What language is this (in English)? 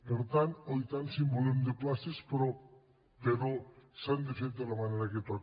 Catalan